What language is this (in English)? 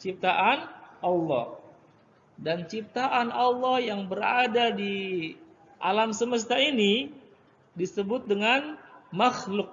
Indonesian